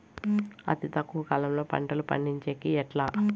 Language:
Telugu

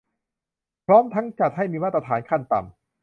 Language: Thai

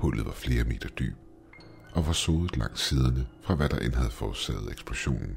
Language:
Danish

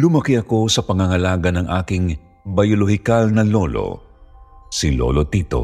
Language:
Filipino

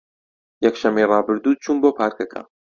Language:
Central Kurdish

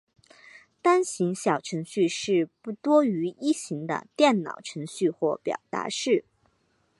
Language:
Chinese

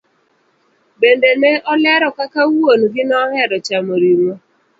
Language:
Luo (Kenya and Tanzania)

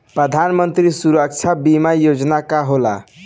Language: Bhojpuri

